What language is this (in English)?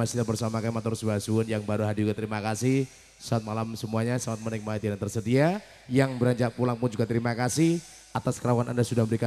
Indonesian